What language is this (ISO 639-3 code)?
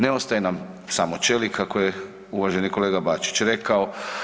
hrv